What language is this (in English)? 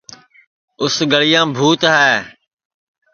Sansi